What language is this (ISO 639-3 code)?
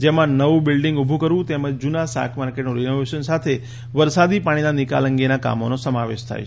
guj